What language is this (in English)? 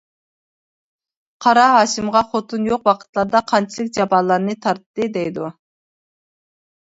Uyghur